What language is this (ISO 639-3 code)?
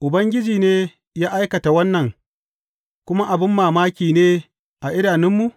hau